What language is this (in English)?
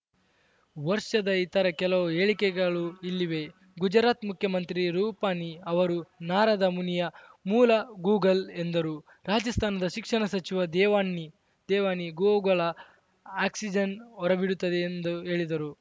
Kannada